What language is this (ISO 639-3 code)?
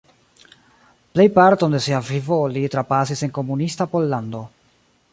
epo